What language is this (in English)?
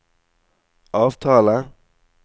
Norwegian